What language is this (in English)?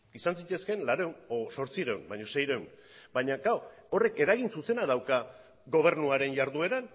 Basque